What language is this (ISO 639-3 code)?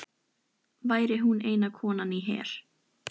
isl